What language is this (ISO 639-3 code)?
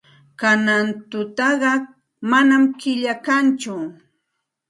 qxt